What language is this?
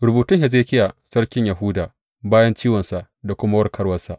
Hausa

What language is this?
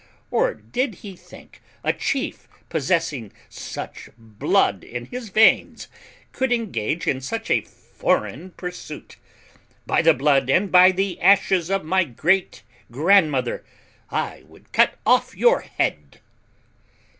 English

